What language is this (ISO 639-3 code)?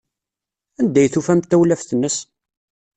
kab